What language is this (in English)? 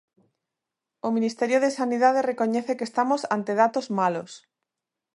Galician